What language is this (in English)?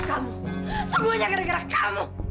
Indonesian